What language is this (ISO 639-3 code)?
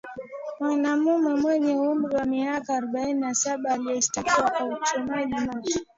swa